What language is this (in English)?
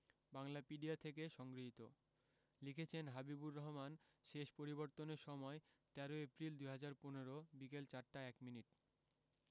Bangla